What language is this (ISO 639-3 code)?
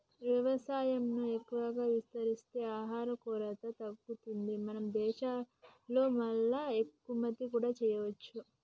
tel